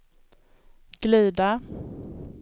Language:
Swedish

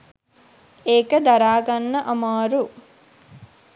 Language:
Sinhala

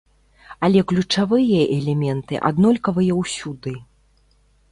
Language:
Belarusian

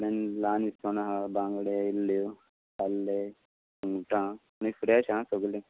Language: Konkani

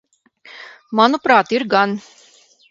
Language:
Latvian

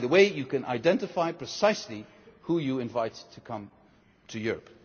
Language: English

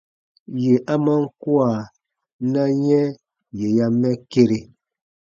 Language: Baatonum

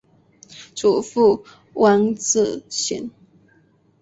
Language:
Chinese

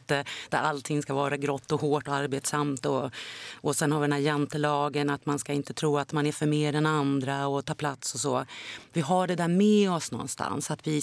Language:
Swedish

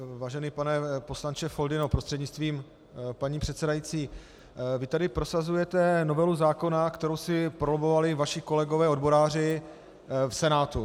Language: Czech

